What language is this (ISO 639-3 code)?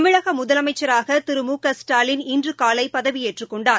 tam